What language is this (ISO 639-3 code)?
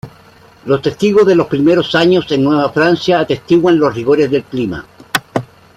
spa